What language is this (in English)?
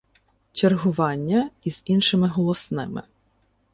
Ukrainian